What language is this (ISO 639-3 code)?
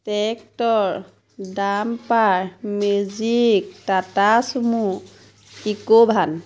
asm